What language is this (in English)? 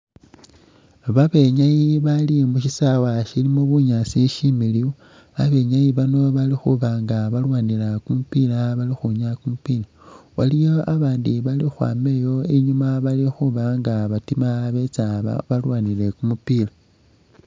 Masaaba